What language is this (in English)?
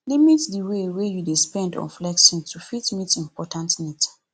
Nigerian Pidgin